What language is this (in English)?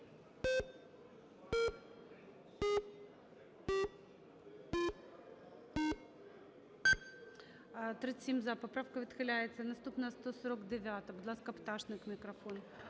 Ukrainian